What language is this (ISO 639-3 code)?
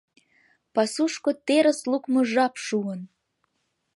chm